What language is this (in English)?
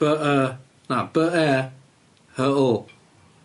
Welsh